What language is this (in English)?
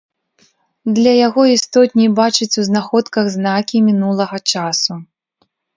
Belarusian